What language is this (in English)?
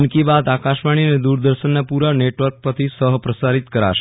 Gujarati